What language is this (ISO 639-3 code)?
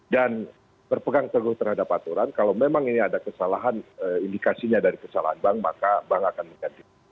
ind